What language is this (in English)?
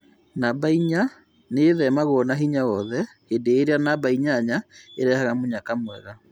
Kikuyu